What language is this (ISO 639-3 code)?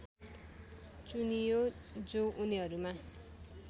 nep